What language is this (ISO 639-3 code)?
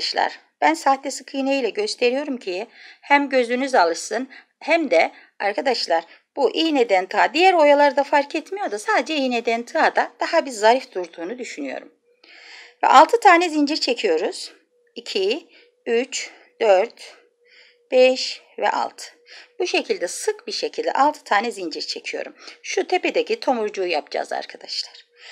tur